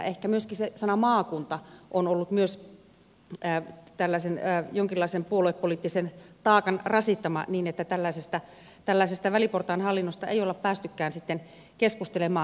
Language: Finnish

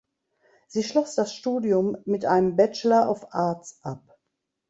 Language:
German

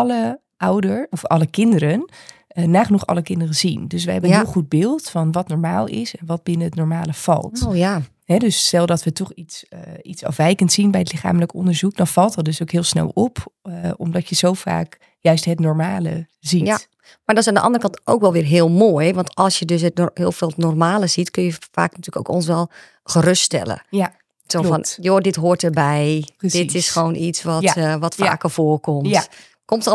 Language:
Dutch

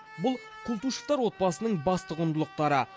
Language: Kazakh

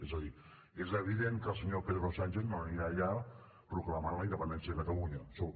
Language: Catalan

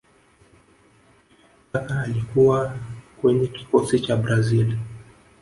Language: Swahili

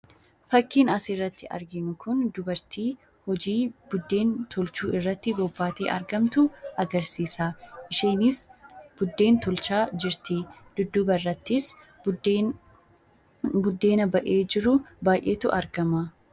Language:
Oromo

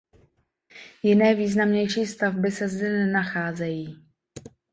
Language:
Czech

